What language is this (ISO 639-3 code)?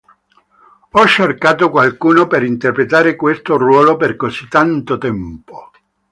ita